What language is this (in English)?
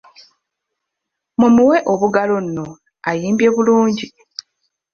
Ganda